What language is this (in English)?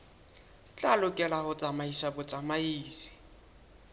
Southern Sotho